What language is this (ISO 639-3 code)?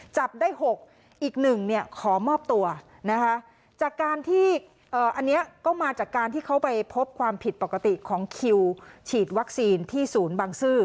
tha